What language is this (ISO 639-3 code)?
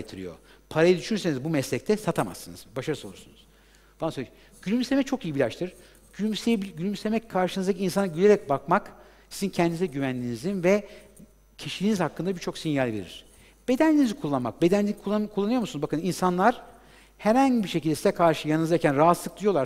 tur